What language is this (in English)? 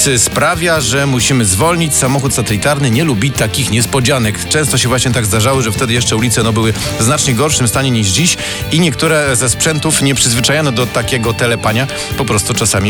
Polish